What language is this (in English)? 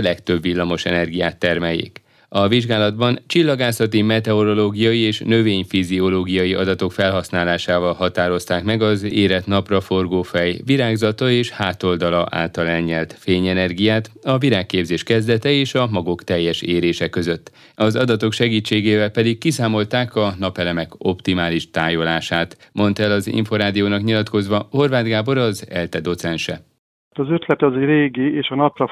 Hungarian